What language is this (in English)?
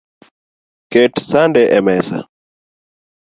Luo (Kenya and Tanzania)